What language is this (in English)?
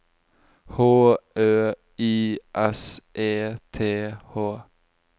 Norwegian